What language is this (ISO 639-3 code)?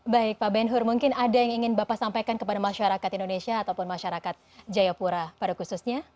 ind